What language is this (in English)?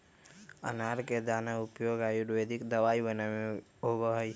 Magahi